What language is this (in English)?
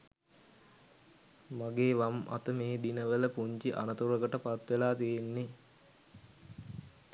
Sinhala